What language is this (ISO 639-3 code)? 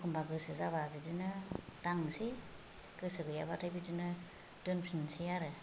brx